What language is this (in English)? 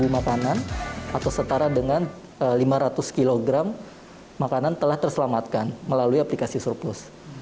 Indonesian